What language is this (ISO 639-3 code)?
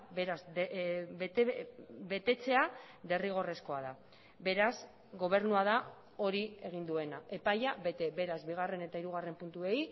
eus